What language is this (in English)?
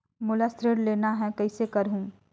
Chhattisgarhi